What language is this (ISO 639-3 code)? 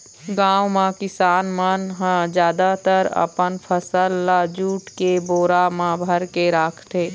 hne